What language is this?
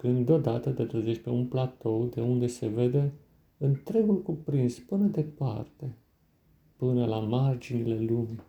Romanian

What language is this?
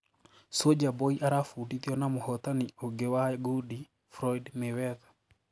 Kikuyu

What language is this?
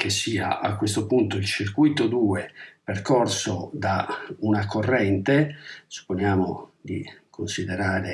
Italian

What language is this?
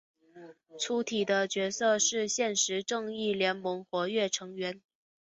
Chinese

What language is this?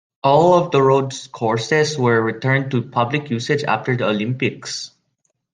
English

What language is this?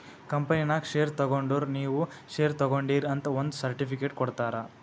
Kannada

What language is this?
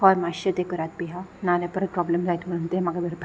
Konkani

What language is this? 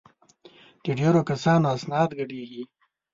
Pashto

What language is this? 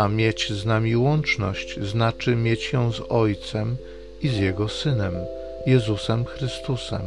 Polish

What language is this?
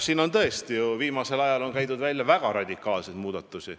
Estonian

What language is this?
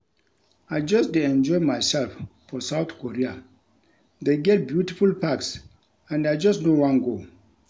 Nigerian Pidgin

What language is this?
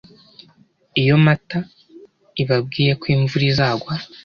Kinyarwanda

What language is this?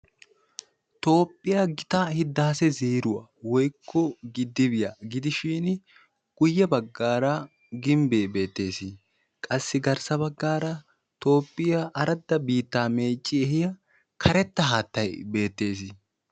Wolaytta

